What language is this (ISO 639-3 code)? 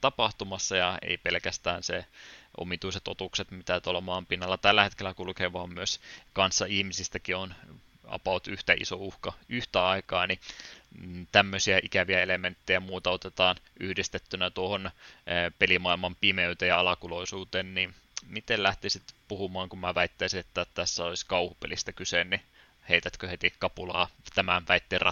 fin